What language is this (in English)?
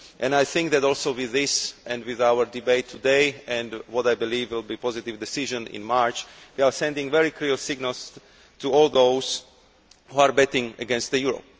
English